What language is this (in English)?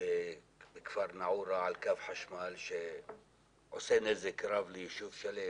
Hebrew